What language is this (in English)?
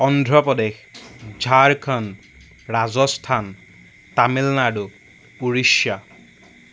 Assamese